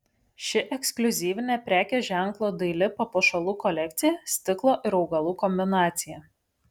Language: Lithuanian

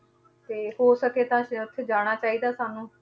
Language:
Punjabi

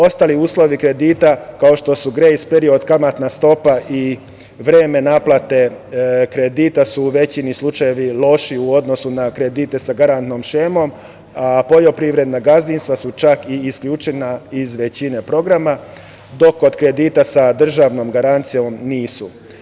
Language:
Serbian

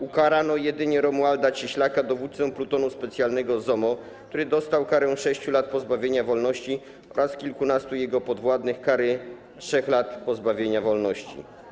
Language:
Polish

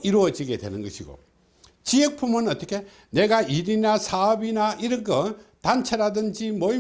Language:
Korean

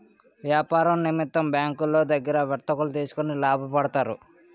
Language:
Telugu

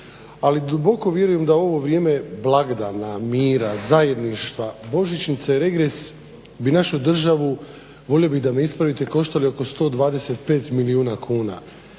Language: Croatian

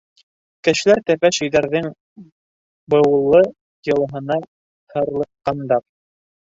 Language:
Bashkir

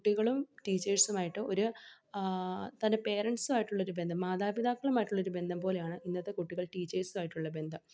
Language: Malayalam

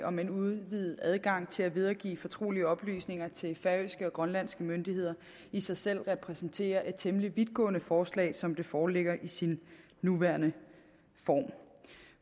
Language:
Danish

